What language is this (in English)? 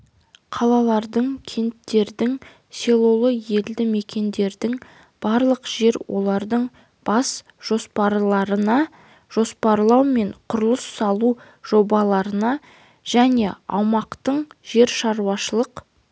Kazakh